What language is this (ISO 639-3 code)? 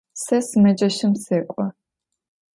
ady